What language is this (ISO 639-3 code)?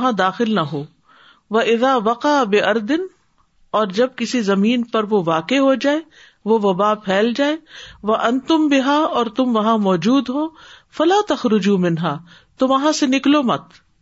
urd